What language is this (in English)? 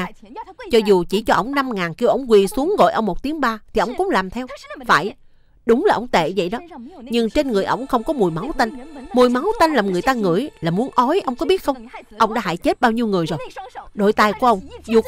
Vietnamese